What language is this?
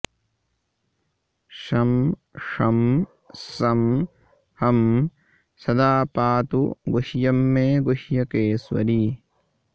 Sanskrit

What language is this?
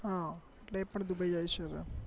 Gujarati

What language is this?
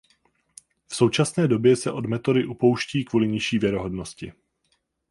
Czech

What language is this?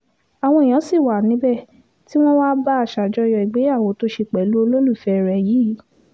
Yoruba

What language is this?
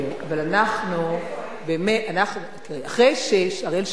Hebrew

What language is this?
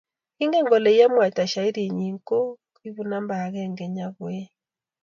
Kalenjin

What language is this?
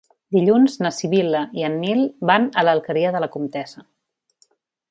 Catalan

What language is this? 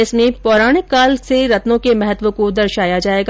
Hindi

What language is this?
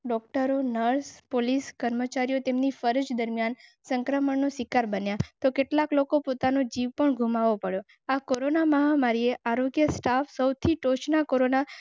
Gujarati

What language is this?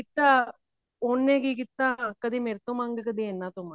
Punjabi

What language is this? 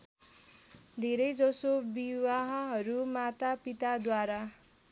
Nepali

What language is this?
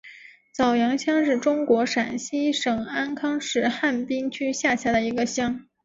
Chinese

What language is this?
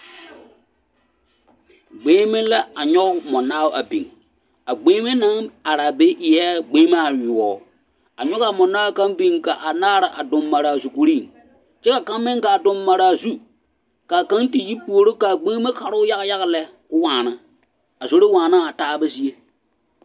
Southern Dagaare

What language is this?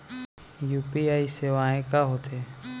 Chhattisgarhi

